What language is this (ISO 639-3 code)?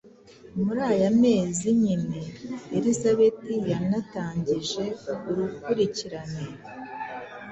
kin